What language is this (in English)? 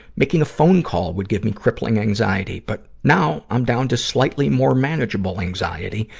English